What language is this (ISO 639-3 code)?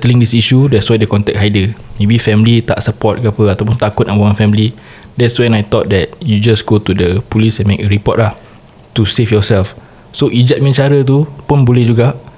msa